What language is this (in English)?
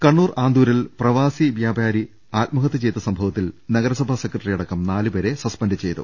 Malayalam